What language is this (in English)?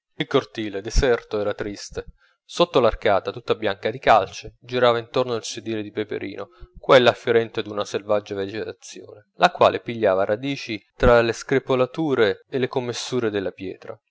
Italian